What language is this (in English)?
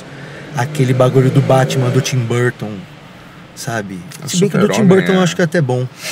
Portuguese